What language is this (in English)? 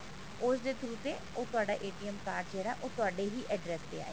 Punjabi